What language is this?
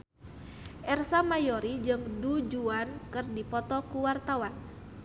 Sundanese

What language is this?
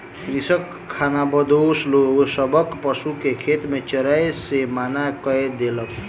Maithili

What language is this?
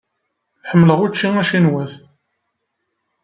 Kabyle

